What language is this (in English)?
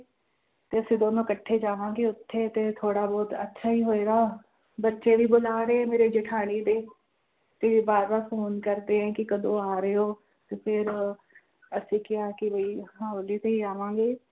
Punjabi